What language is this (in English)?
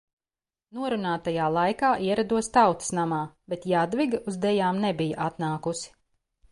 Latvian